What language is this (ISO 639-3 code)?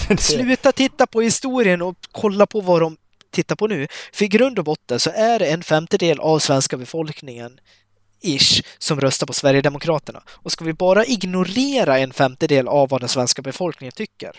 swe